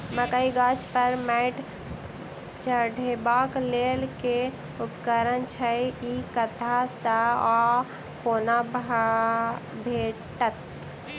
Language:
Maithili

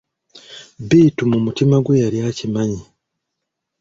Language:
Ganda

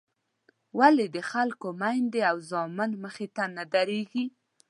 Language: Pashto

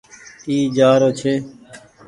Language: Goaria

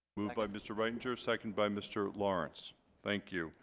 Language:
English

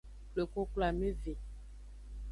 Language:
Aja (Benin)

